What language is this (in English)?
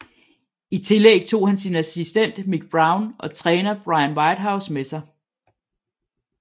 Danish